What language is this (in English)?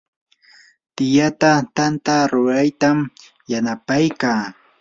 Yanahuanca Pasco Quechua